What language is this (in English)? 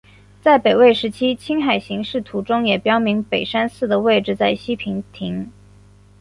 Chinese